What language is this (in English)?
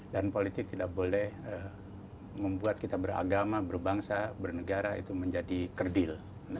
Indonesian